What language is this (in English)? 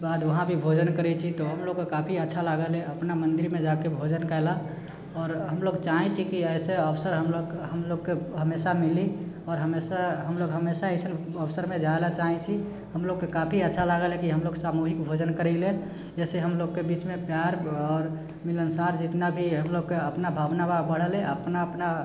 Maithili